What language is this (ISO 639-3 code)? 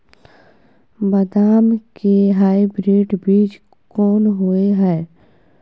mai